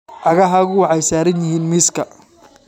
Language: Somali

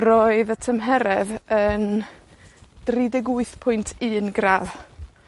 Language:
Welsh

